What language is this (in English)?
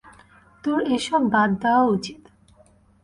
Bangla